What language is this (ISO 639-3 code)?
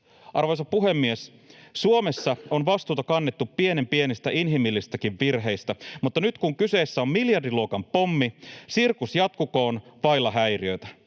fin